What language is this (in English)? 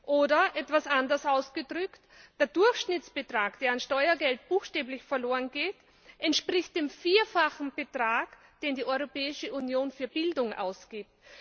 German